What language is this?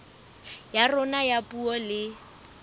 Southern Sotho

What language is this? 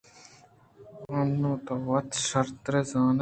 Eastern Balochi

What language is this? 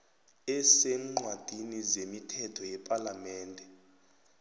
South Ndebele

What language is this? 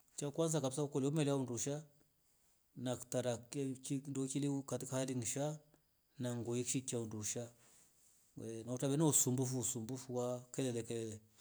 Rombo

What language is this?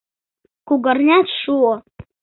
Mari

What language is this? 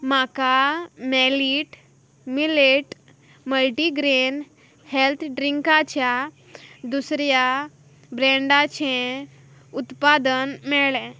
Konkani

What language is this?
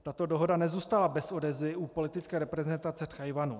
Czech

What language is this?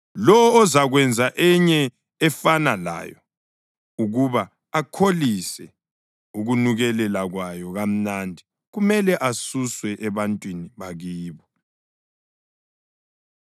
North Ndebele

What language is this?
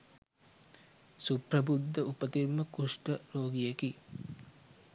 Sinhala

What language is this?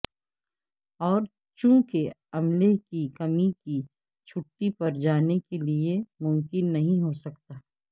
Urdu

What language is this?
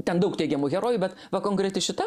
Lithuanian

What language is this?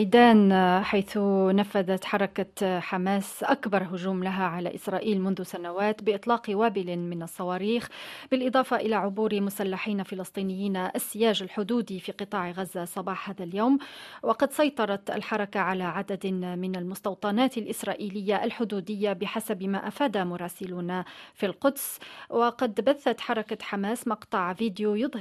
Arabic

